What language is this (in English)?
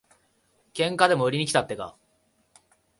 Japanese